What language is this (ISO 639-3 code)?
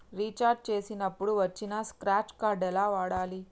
tel